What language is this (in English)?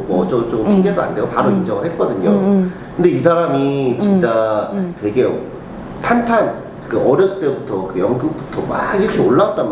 Korean